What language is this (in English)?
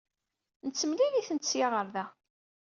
Kabyle